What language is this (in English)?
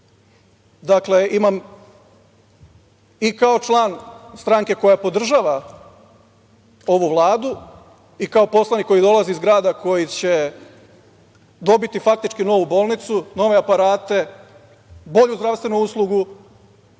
Serbian